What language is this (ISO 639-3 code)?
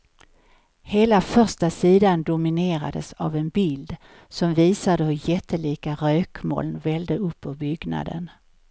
swe